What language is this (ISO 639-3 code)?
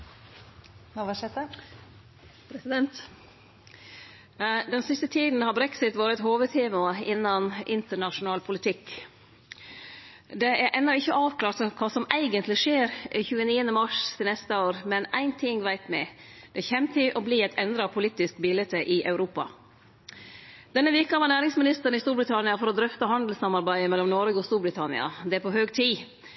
nno